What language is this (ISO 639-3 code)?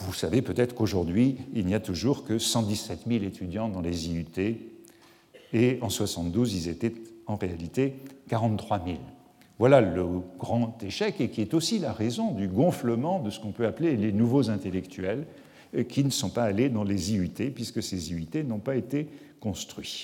fra